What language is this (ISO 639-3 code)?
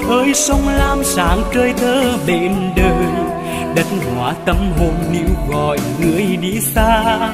vie